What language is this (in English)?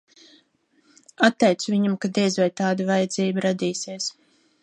Latvian